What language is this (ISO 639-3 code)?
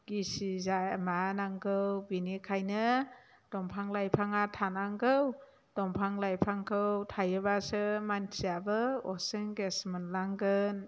brx